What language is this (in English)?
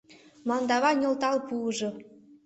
Mari